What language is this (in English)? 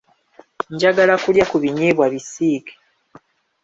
Ganda